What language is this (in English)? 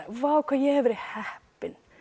Icelandic